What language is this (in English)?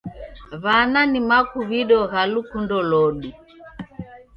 Taita